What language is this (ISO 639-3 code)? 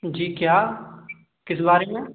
hin